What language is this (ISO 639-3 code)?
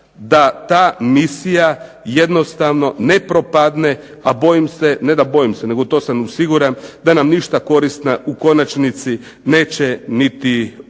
hrv